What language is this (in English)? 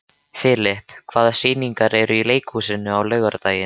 Icelandic